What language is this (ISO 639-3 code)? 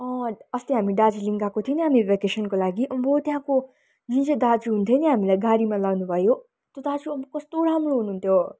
nep